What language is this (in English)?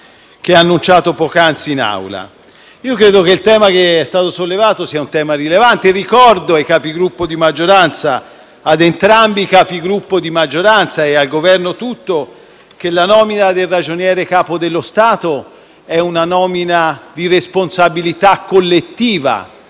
Italian